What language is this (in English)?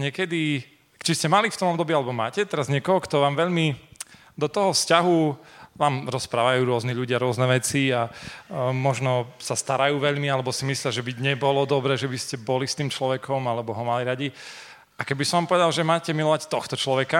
Slovak